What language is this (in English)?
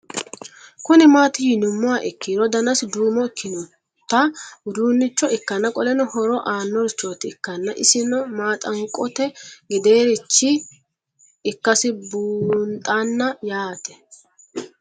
Sidamo